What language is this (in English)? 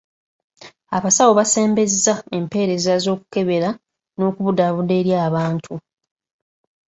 Ganda